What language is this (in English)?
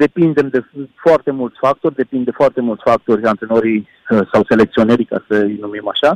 Romanian